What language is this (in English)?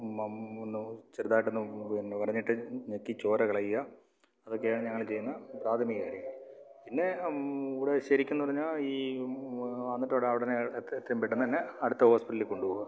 Malayalam